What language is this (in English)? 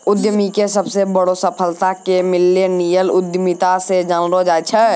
Maithili